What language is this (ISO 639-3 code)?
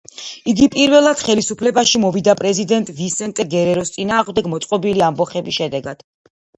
kat